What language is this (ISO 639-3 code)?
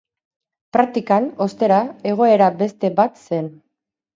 eus